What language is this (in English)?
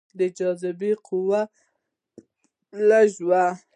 Pashto